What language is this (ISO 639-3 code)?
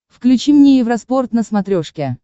rus